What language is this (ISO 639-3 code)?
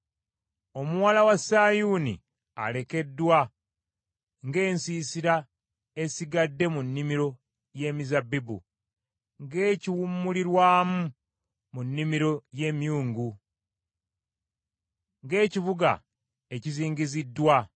lug